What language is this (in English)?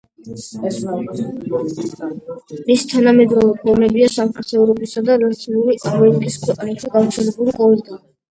Georgian